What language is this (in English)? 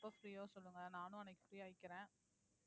Tamil